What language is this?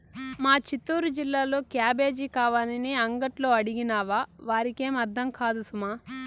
Telugu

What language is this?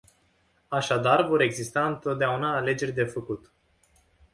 Romanian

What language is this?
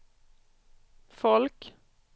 Swedish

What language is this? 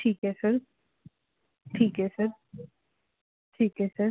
Punjabi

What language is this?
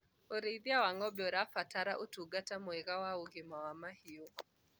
Kikuyu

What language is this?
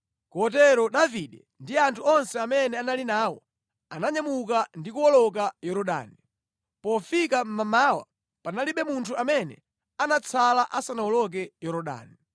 Nyanja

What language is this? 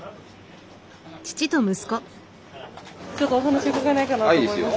Japanese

